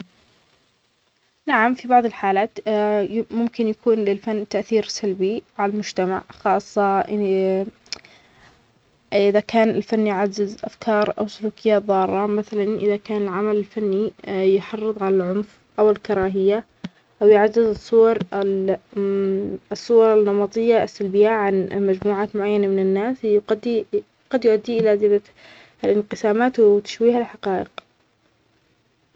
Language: Omani Arabic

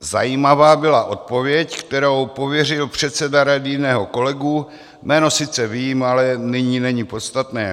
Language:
Czech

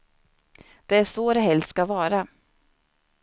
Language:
Swedish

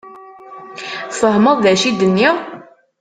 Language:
Kabyle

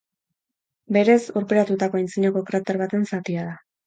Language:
Basque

